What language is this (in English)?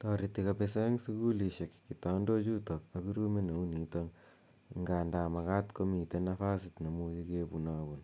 Kalenjin